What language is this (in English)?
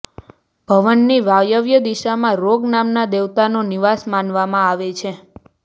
Gujarati